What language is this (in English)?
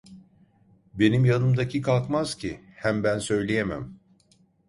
Turkish